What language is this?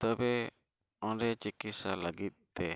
Santali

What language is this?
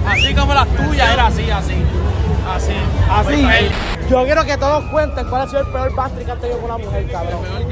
Spanish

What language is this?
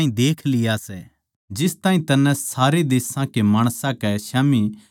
Haryanvi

